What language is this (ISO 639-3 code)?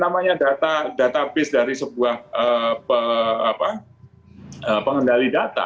ind